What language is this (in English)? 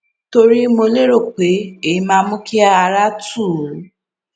Yoruba